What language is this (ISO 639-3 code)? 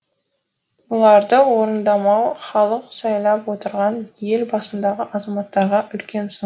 kaz